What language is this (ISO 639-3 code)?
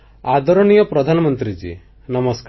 ori